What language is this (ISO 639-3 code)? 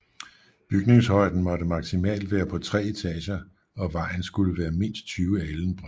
dan